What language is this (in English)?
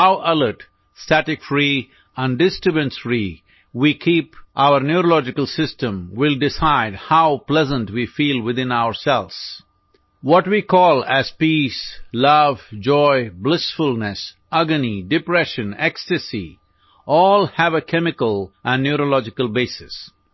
Gujarati